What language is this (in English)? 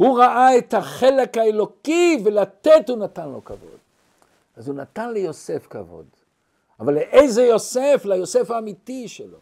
Hebrew